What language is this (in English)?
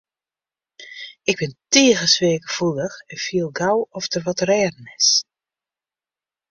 Western Frisian